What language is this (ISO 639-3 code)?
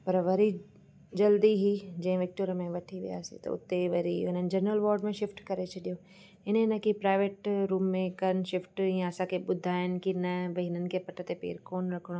snd